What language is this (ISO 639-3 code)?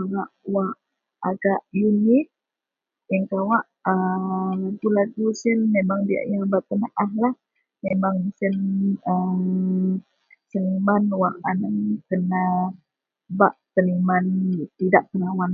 mel